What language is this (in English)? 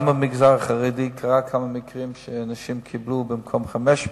Hebrew